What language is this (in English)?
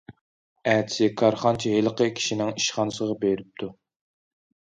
Uyghur